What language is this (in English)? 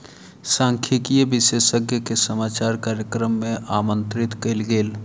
Maithili